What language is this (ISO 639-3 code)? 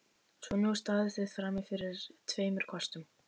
isl